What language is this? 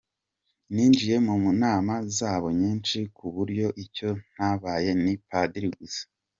Kinyarwanda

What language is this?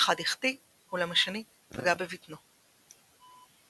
Hebrew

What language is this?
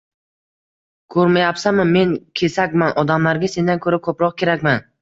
Uzbek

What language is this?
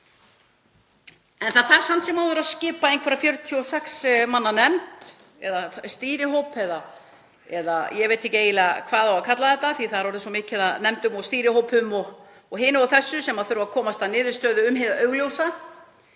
Icelandic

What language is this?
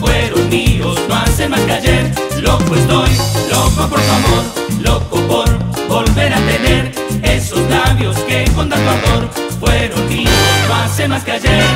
Spanish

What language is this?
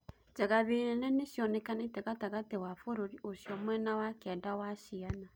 Kikuyu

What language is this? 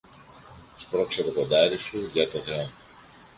Greek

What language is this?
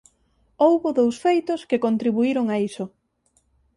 Galician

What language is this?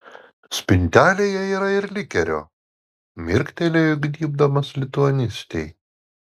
Lithuanian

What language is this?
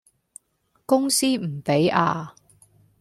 Cantonese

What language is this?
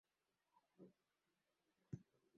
Greek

